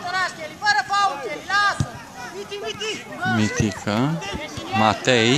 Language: Romanian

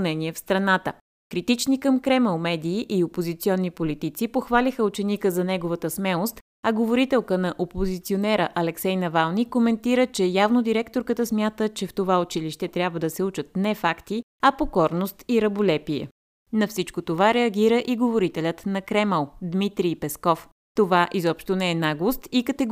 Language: Bulgarian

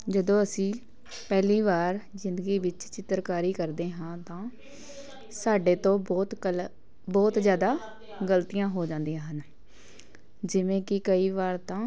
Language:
Punjabi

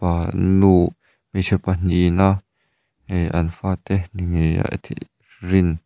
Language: Mizo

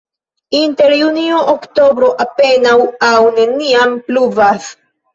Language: Esperanto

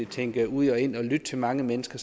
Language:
Danish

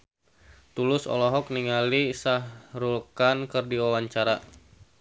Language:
Sundanese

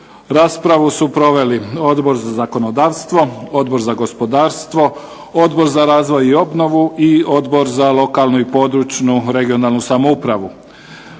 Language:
Croatian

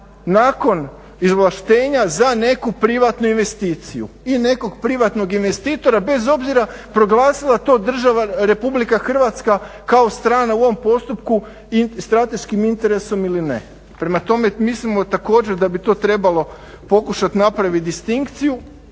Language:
Croatian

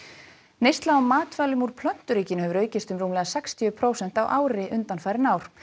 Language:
Icelandic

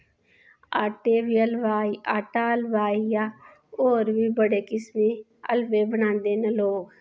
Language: Dogri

